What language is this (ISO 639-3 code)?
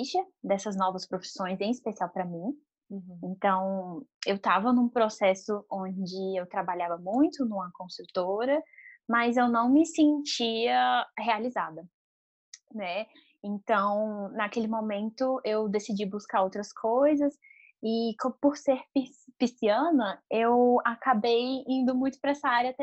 por